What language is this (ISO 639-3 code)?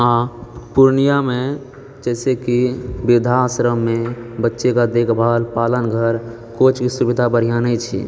mai